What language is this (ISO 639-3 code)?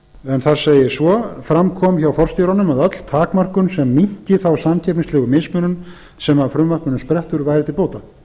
isl